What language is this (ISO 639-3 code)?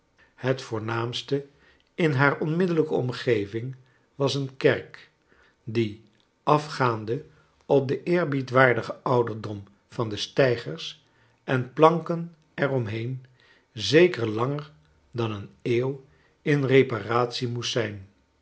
nld